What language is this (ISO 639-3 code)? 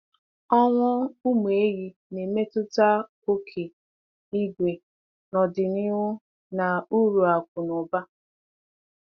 ibo